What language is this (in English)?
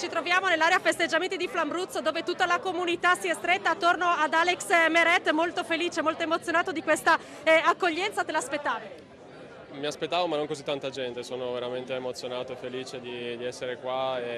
Italian